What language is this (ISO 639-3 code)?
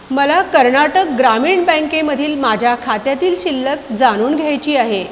mar